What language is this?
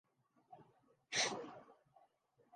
Urdu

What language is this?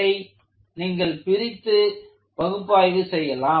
Tamil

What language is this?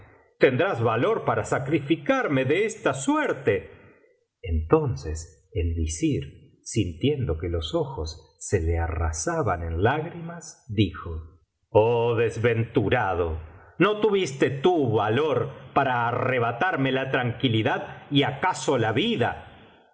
Spanish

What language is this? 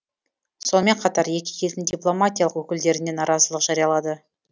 Kazakh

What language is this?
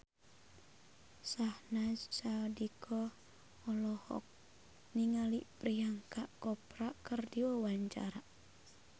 Sundanese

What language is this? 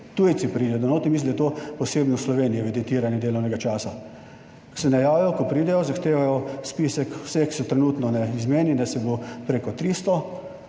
Slovenian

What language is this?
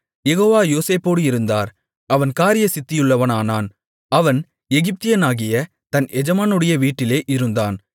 Tamil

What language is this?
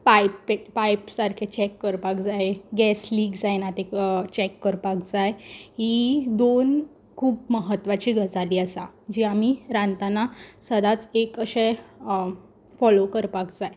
Konkani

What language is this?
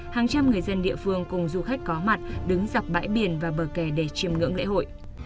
Vietnamese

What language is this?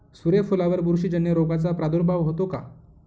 Marathi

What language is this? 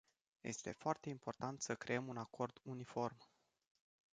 Romanian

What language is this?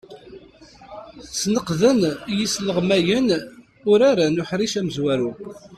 Kabyle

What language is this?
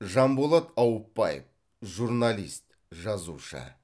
Kazakh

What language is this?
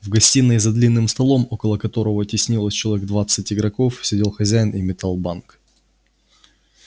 Russian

